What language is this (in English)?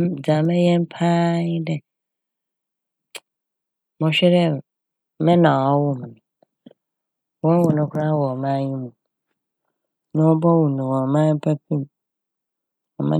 Akan